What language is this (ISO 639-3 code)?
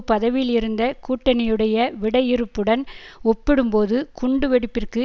tam